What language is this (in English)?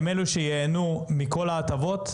Hebrew